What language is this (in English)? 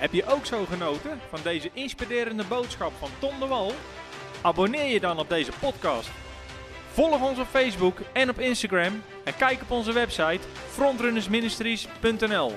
Dutch